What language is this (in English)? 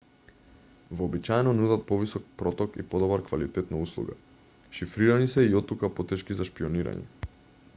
Macedonian